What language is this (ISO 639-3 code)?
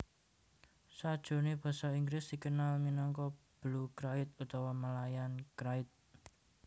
jav